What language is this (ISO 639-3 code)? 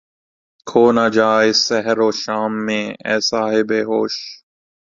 urd